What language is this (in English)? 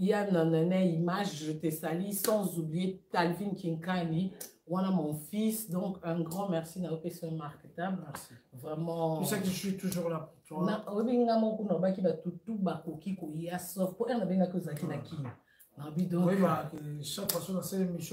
French